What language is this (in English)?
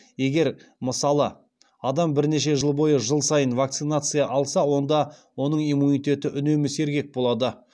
Kazakh